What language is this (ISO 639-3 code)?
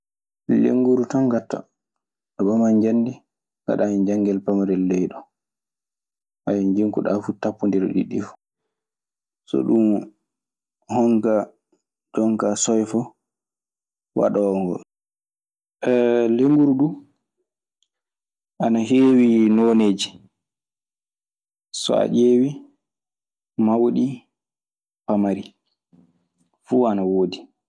ffm